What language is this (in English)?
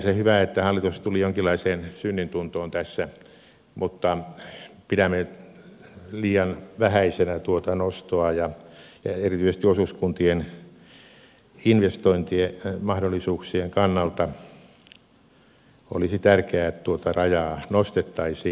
Finnish